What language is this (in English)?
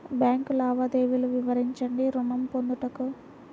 Telugu